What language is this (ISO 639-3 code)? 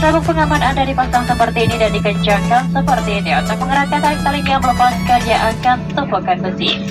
ind